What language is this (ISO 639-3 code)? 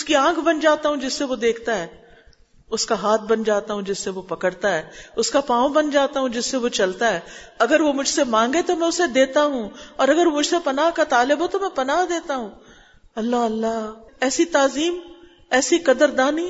urd